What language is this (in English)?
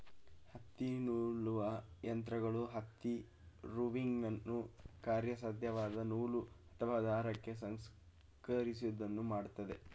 Kannada